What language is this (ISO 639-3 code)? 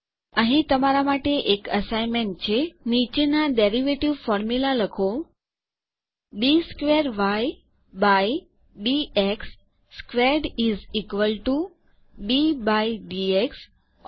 guj